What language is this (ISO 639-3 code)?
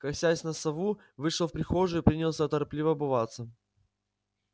rus